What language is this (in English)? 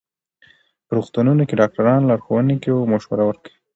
Pashto